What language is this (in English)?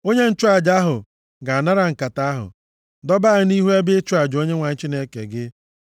Igbo